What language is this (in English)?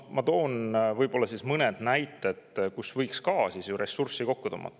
Estonian